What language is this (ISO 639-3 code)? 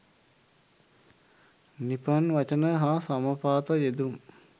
sin